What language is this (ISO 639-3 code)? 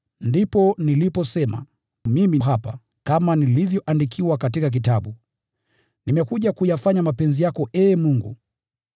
swa